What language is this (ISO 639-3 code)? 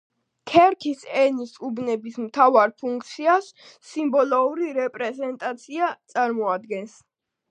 kat